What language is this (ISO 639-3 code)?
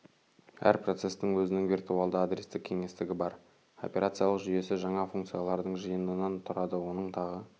kaz